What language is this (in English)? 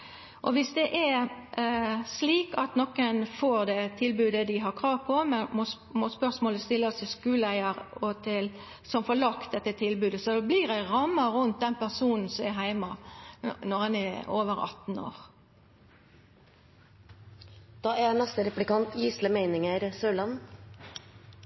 Norwegian